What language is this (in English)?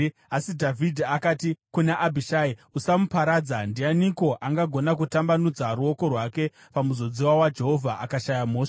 Shona